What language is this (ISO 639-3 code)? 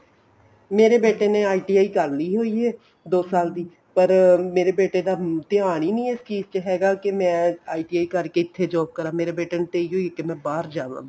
pan